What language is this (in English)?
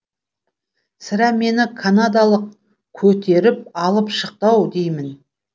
Kazakh